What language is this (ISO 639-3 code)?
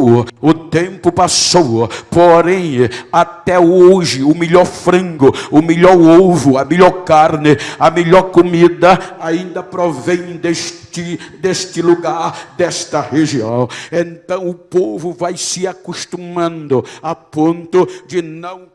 por